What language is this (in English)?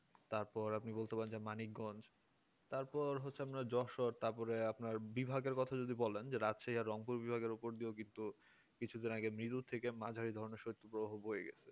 Bangla